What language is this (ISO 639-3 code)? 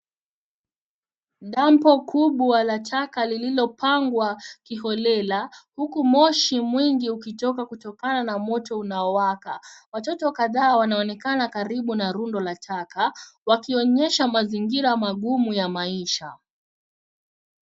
swa